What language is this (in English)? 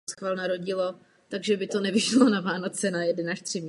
Czech